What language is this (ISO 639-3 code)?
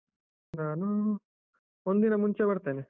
kan